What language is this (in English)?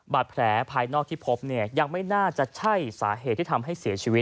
Thai